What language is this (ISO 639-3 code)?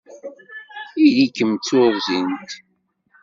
kab